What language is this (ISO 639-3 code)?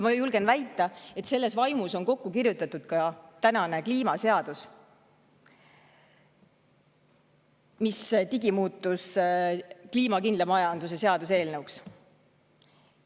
est